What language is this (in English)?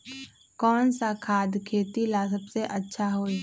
Magahi